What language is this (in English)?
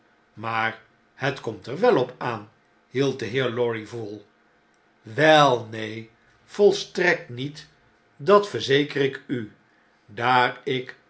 Dutch